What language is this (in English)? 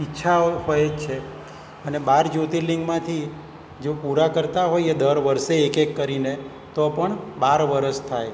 Gujarati